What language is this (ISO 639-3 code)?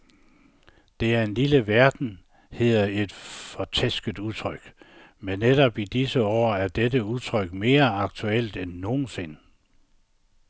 dan